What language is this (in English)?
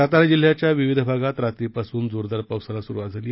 Marathi